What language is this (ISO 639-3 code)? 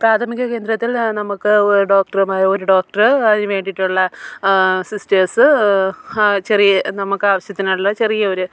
mal